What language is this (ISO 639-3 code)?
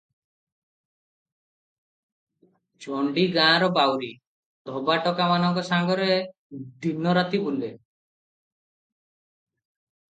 ori